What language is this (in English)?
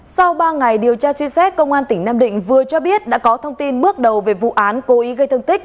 Vietnamese